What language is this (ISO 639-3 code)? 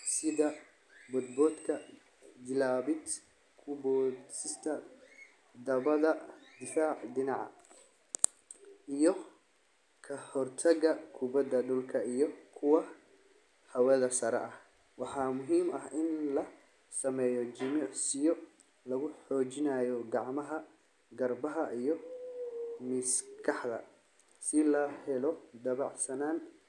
som